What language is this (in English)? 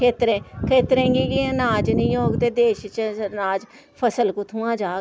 Dogri